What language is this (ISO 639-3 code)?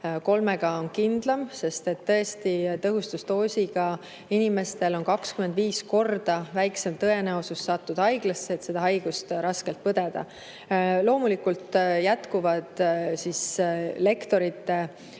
est